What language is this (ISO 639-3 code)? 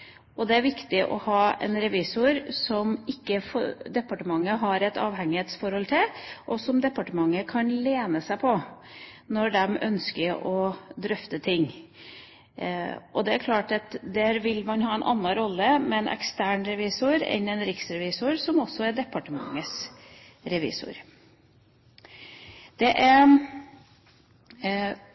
nob